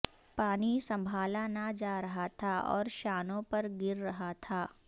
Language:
Urdu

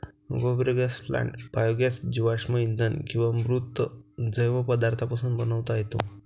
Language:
Marathi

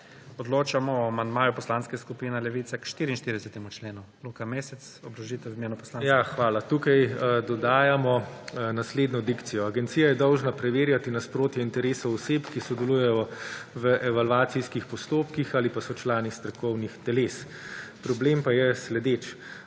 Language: Slovenian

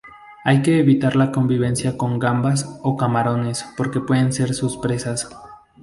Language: Spanish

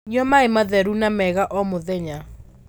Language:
Kikuyu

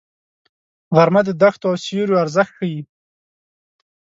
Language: Pashto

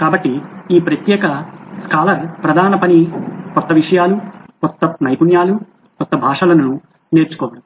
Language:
Telugu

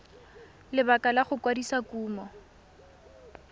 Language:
Tswana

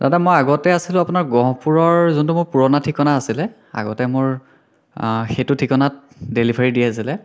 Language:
Assamese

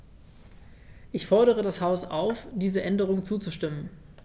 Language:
German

